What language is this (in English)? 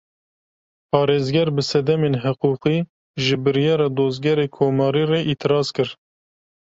Kurdish